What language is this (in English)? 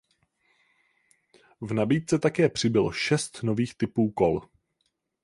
Czech